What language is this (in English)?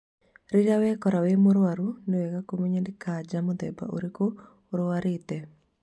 Kikuyu